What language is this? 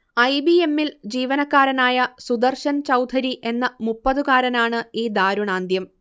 Malayalam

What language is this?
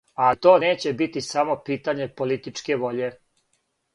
Serbian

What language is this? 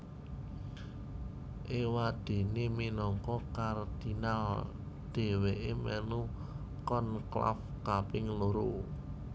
Javanese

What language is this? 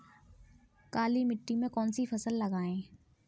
Hindi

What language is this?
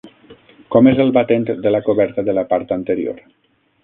Catalan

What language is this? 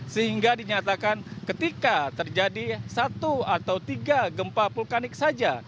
Indonesian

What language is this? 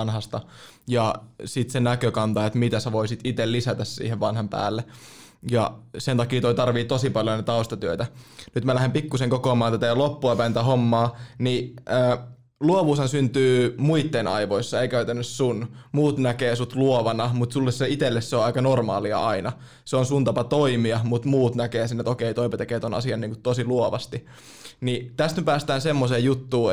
Finnish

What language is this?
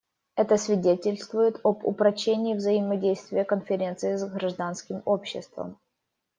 Russian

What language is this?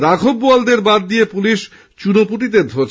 Bangla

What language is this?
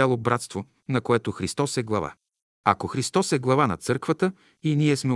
Bulgarian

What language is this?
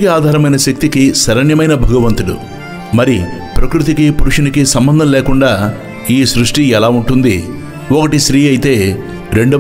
Telugu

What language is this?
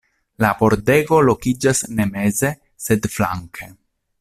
Esperanto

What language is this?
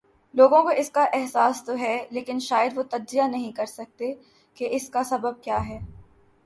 Urdu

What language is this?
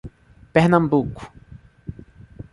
Portuguese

